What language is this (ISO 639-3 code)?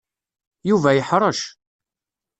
kab